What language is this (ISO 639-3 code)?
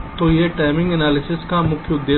hin